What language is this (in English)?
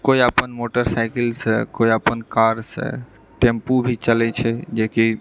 Maithili